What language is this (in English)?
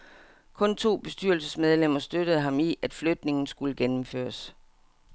Danish